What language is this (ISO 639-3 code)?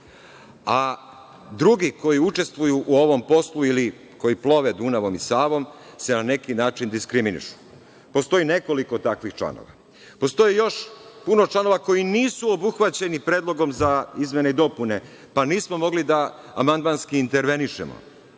srp